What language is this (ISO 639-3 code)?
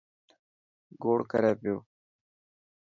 mki